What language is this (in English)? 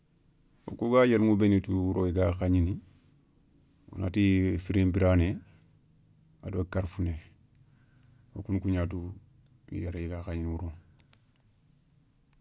Soninke